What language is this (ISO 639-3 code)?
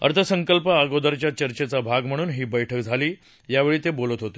mar